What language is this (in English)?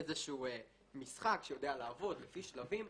Hebrew